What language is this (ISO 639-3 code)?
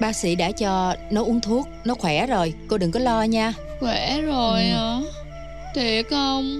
vie